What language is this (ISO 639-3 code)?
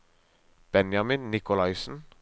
nor